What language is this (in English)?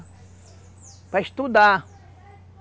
Portuguese